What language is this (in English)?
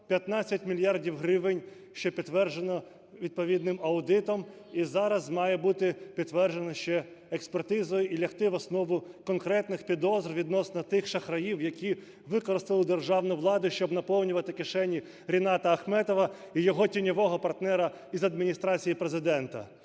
Ukrainian